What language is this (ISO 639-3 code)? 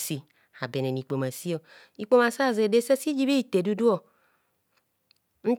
bcs